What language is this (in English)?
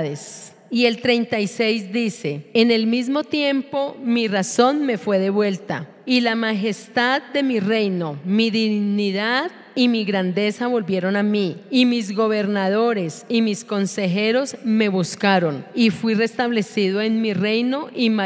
Spanish